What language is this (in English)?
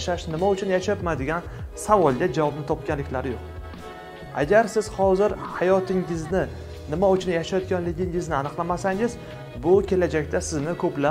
French